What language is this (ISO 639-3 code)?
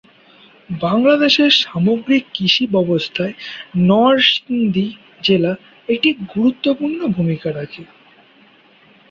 ben